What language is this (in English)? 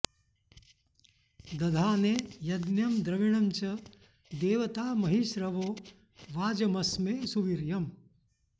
Sanskrit